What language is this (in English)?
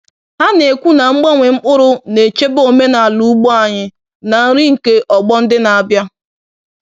Igbo